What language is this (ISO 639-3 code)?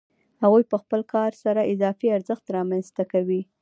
pus